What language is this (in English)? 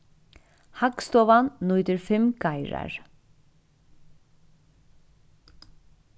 Faroese